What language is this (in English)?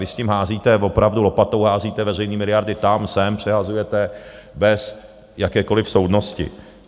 Czech